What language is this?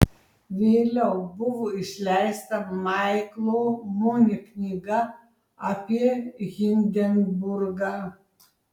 Lithuanian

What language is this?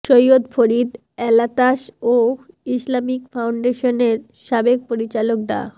Bangla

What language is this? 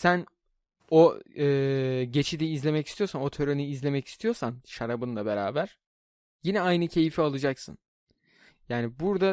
Turkish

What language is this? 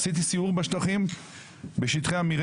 Hebrew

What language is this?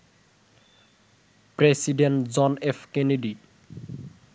Bangla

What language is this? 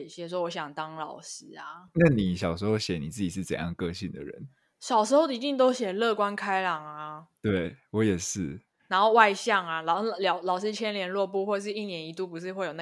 Chinese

